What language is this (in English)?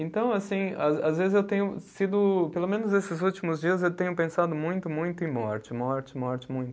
Portuguese